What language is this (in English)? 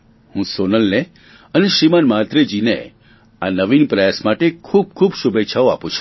Gujarati